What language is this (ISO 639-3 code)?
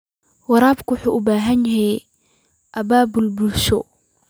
som